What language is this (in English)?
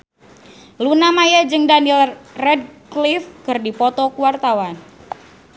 Sundanese